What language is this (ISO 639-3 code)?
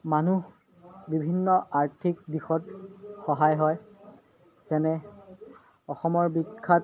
asm